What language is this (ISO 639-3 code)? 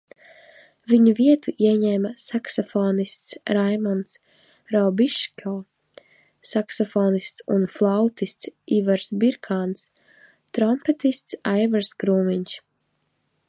lav